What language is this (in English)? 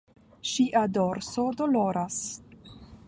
Esperanto